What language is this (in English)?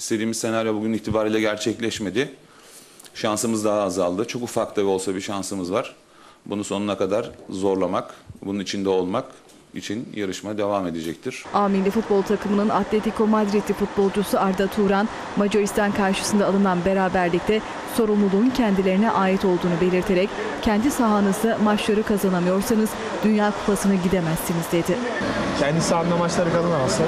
Turkish